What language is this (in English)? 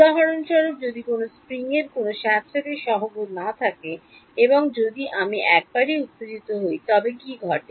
Bangla